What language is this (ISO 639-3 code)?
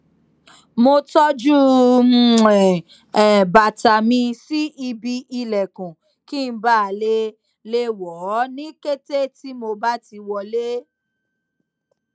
yor